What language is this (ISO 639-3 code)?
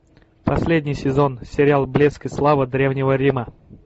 rus